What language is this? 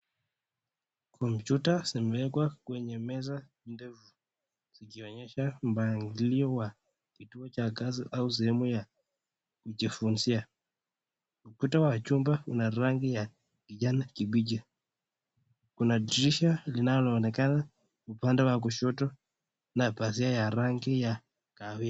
Swahili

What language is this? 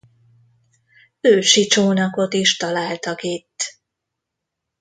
Hungarian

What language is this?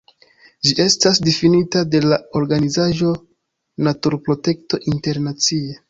Esperanto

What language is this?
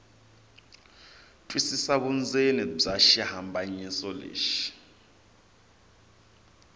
Tsonga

